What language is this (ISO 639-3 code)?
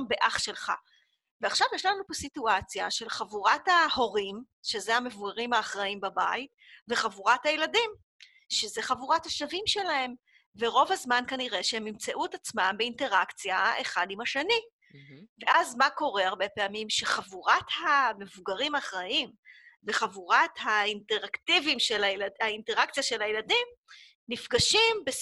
heb